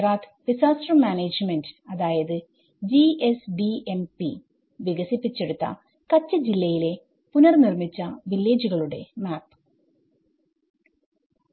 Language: Malayalam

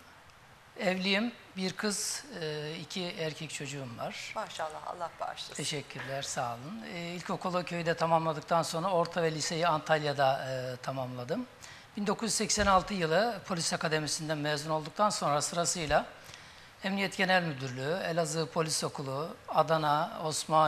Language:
Turkish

